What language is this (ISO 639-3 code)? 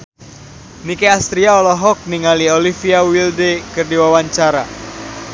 sun